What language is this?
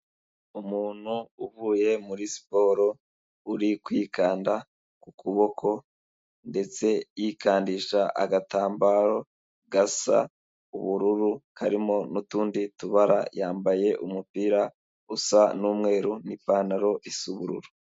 Kinyarwanda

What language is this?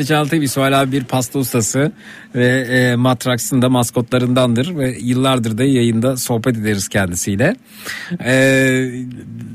Turkish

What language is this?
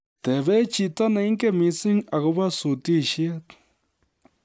Kalenjin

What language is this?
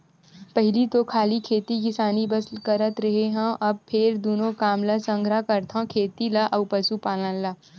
Chhattisgarhi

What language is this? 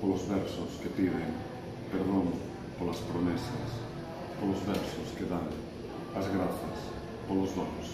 Greek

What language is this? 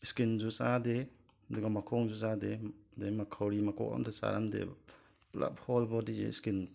Manipuri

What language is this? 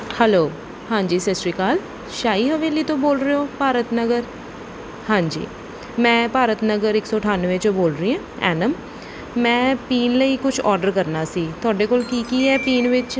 Punjabi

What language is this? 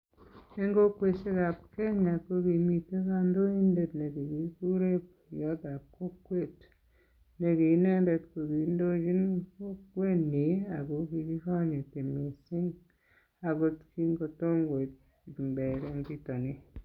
Kalenjin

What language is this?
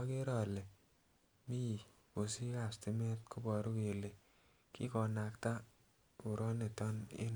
Kalenjin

